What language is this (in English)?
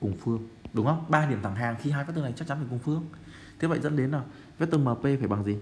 Vietnamese